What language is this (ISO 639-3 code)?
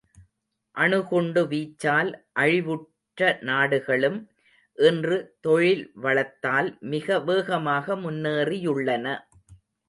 tam